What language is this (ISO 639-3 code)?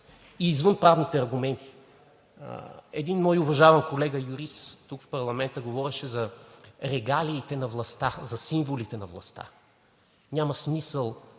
bul